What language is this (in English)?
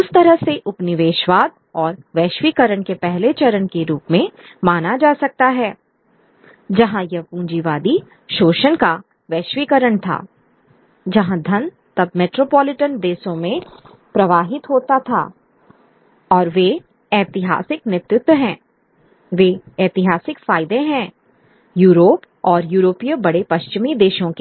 Hindi